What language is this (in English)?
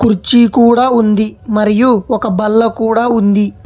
Telugu